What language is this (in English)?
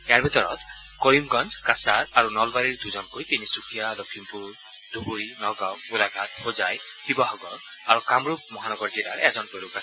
Assamese